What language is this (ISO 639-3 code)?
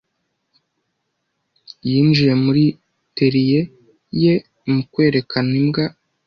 kin